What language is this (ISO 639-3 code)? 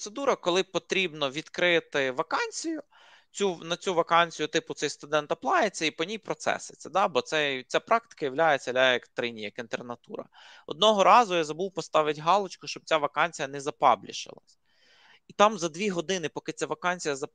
ukr